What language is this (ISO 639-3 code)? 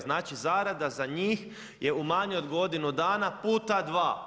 hrv